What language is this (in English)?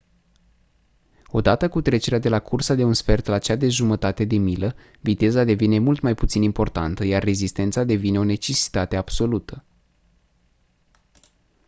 Romanian